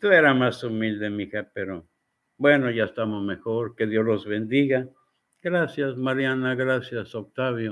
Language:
Spanish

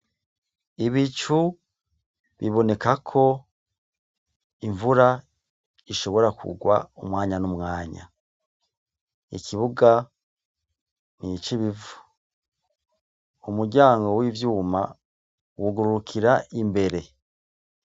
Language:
Rundi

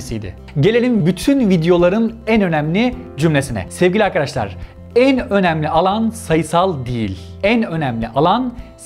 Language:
Turkish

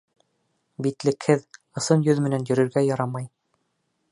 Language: Bashkir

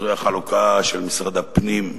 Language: Hebrew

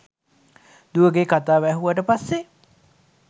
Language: Sinhala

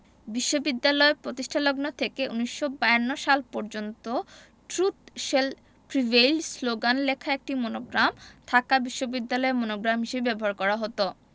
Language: Bangla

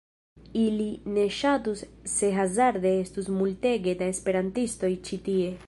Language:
Esperanto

